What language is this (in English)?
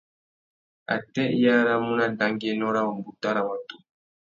Tuki